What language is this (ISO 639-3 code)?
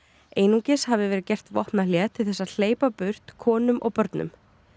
isl